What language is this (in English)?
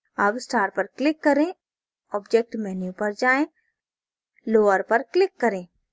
Hindi